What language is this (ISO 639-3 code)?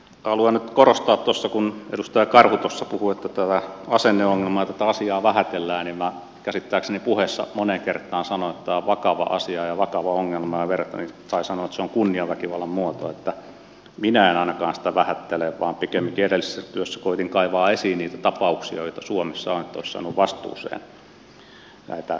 fin